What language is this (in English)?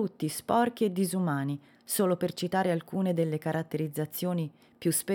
Italian